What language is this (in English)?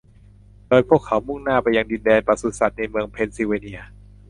Thai